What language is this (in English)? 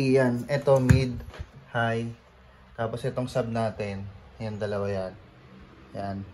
Filipino